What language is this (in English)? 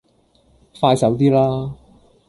Cantonese